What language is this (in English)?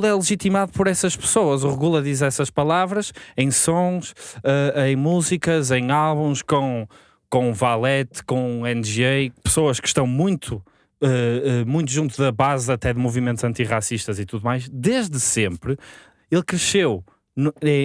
Portuguese